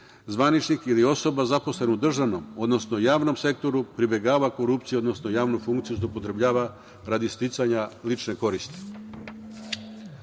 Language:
Serbian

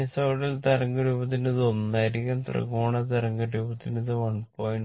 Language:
Malayalam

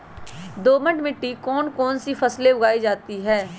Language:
Magahi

